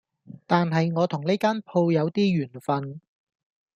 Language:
Cantonese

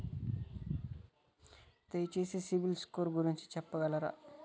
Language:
Telugu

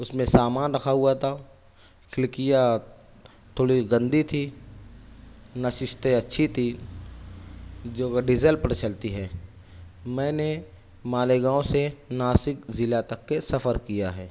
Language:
Urdu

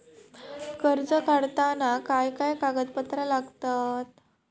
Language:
Marathi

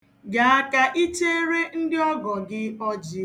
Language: Igbo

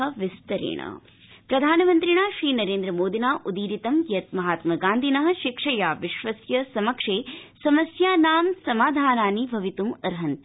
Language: Sanskrit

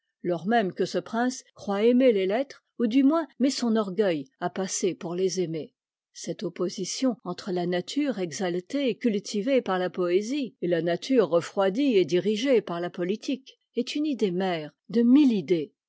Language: French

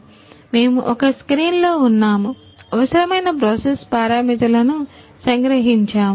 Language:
Telugu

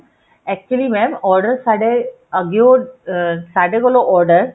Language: Punjabi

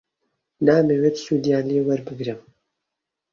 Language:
Central Kurdish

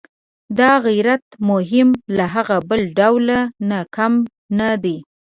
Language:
Pashto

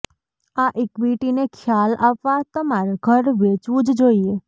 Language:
Gujarati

